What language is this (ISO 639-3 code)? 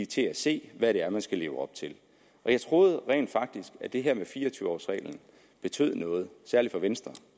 dan